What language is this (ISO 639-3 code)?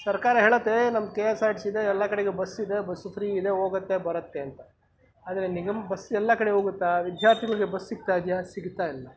kan